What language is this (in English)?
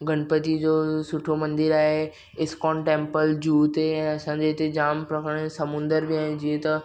Sindhi